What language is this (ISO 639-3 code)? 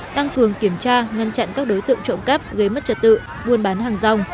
vie